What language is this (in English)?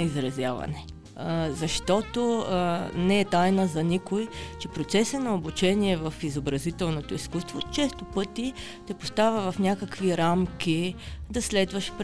Bulgarian